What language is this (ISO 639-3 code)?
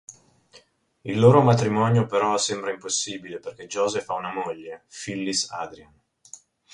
ita